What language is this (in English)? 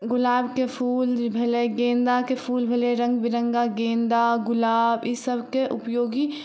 Maithili